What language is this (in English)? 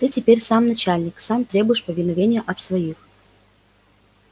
Russian